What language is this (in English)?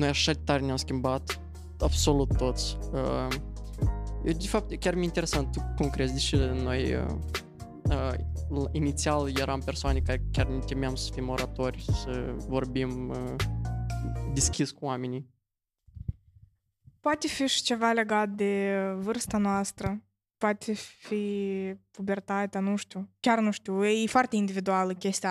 Romanian